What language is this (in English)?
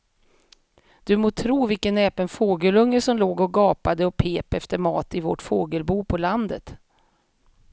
Swedish